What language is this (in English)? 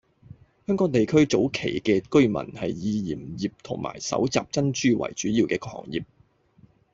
Cantonese